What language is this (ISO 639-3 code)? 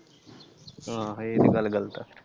pan